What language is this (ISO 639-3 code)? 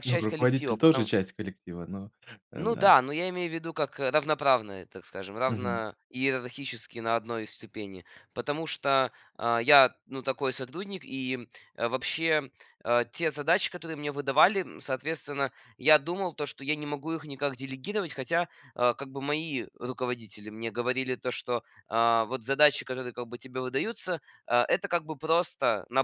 rus